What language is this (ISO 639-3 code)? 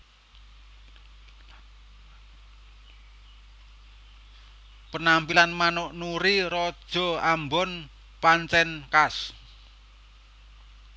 jav